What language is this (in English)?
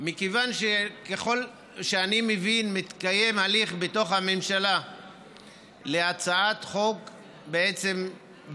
Hebrew